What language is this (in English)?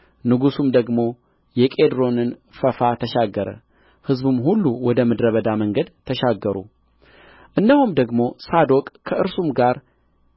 Amharic